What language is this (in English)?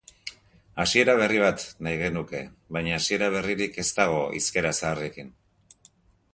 Basque